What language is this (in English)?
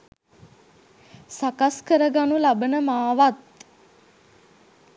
Sinhala